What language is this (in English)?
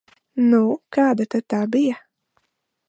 Latvian